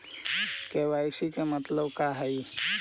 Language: Magahi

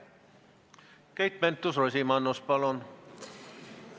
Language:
Estonian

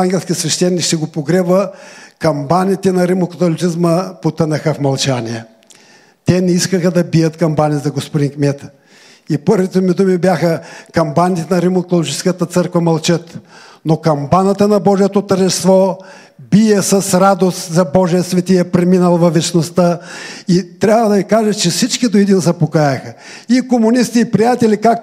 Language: Bulgarian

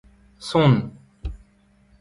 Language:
Breton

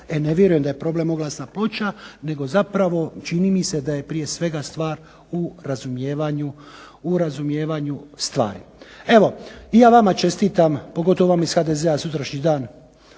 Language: Croatian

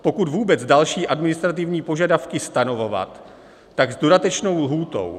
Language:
Czech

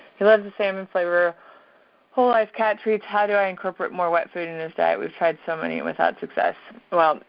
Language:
English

